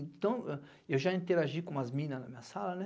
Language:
Portuguese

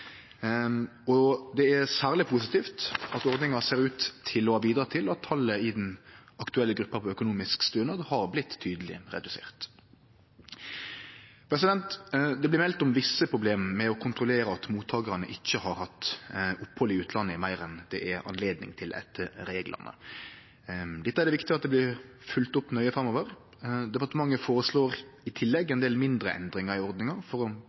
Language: Norwegian Nynorsk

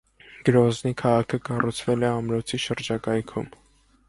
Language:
Armenian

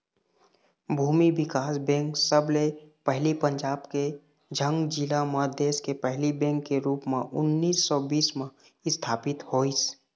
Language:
Chhattisgarhi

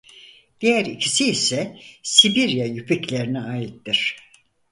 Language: Turkish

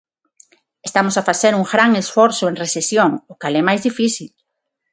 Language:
Galician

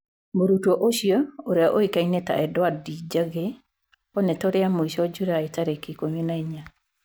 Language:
Kikuyu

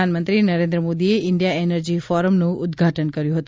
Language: Gujarati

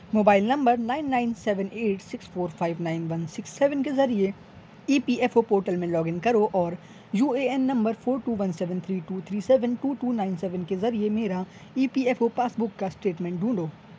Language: Urdu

